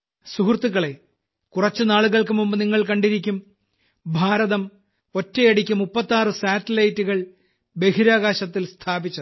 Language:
Malayalam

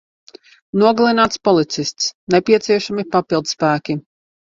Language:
Latvian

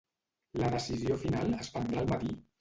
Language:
Catalan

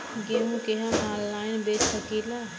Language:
Bhojpuri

